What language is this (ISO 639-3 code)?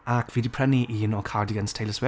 cym